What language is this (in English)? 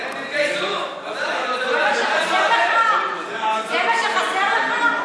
Hebrew